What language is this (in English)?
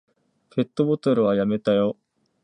Japanese